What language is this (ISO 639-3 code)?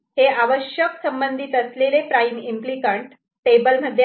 mar